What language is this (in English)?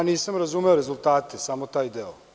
Serbian